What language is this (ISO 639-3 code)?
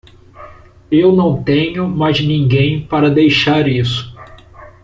por